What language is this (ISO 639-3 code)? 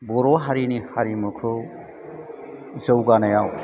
brx